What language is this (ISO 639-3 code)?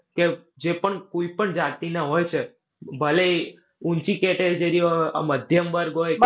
guj